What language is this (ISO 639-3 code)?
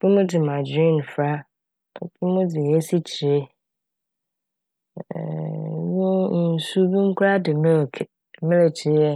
aka